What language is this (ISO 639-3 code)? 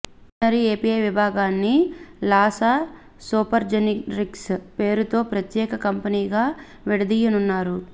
tel